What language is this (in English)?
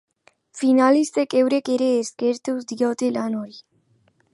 Basque